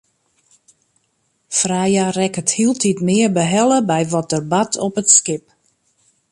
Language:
Western Frisian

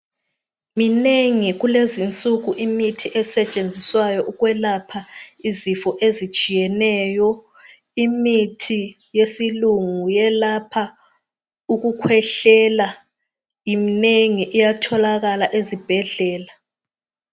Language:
North Ndebele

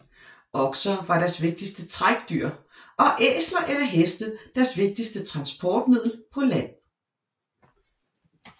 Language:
Danish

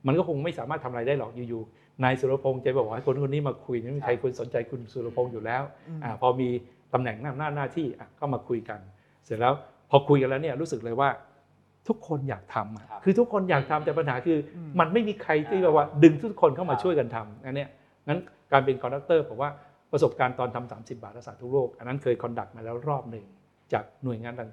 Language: Thai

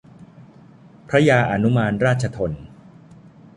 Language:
Thai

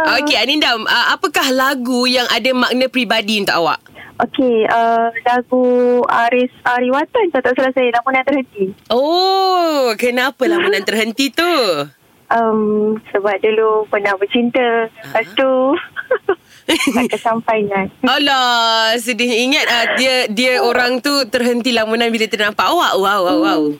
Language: Malay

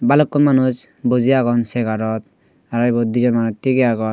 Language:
Chakma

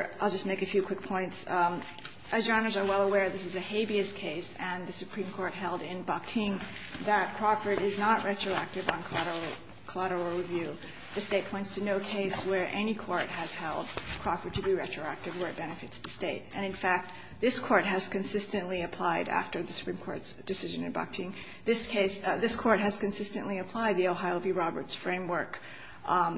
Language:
English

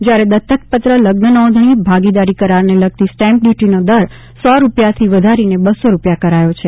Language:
Gujarati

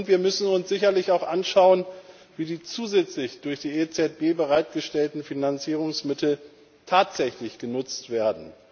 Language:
German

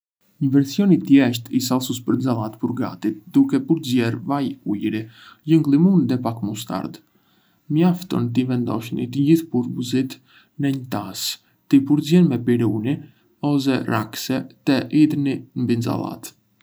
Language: Arbëreshë Albanian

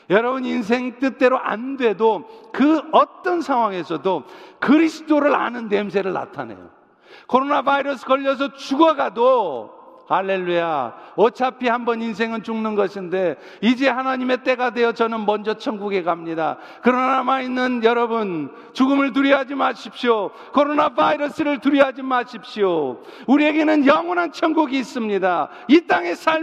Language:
Korean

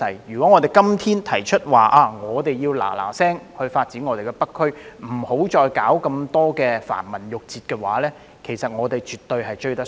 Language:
Cantonese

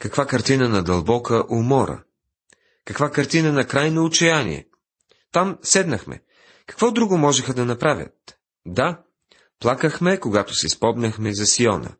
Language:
Bulgarian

